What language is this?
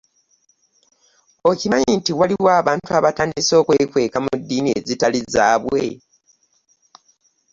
Ganda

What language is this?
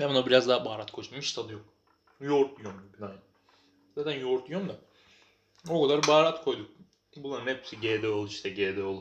Turkish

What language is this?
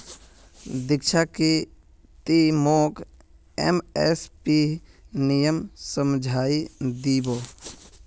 Magahi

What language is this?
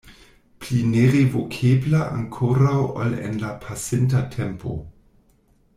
Esperanto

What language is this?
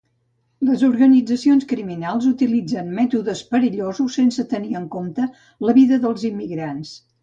Catalan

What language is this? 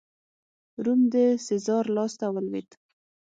Pashto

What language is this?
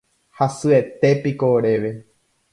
Guarani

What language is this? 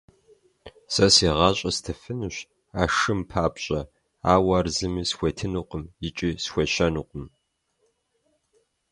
Kabardian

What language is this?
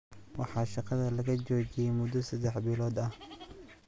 Somali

